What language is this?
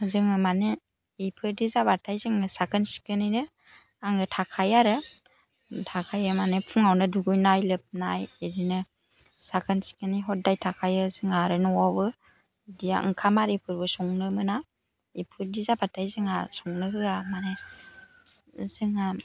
Bodo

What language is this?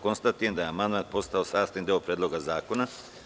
Serbian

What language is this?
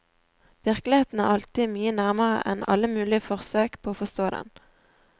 Norwegian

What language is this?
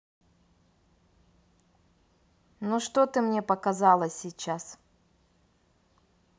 Russian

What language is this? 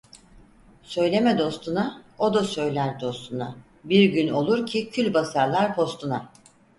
Turkish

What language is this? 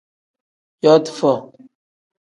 Tem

